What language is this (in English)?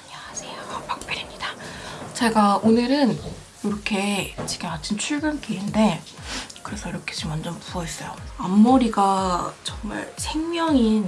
Korean